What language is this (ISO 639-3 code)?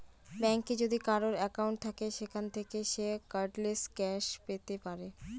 ben